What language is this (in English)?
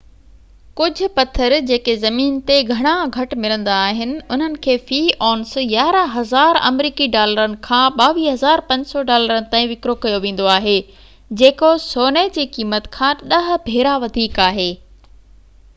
Sindhi